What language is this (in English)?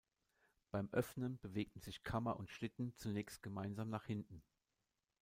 German